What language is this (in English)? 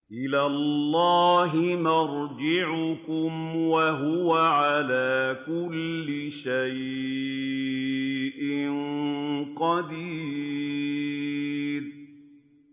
Arabic